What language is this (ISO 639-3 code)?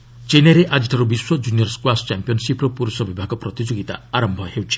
ori